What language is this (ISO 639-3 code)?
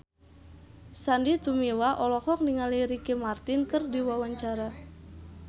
sun